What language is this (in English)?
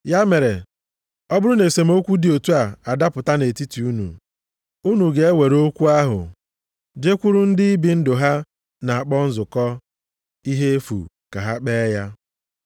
Igbo